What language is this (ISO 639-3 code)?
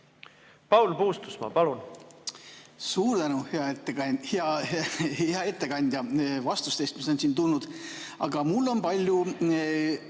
est